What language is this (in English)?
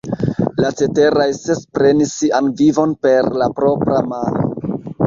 Esperanto